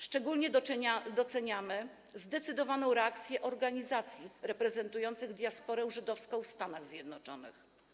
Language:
Polish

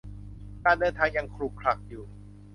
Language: Thai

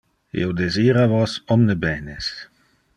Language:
Interlingua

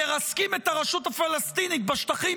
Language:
Hebrew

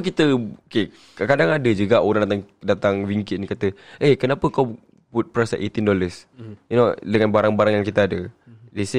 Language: Malay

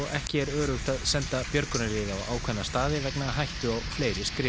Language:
Icelandic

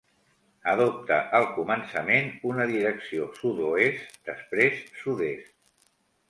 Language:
Catalan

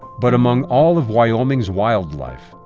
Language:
English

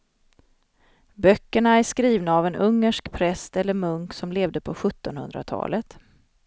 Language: Swedish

